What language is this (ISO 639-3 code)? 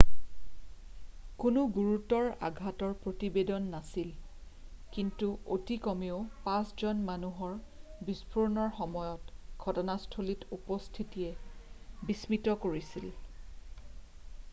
asm